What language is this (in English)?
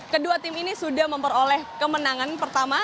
Indonesian